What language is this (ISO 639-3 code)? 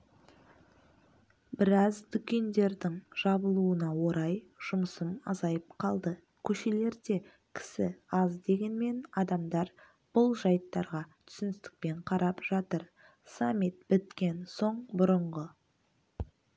kaz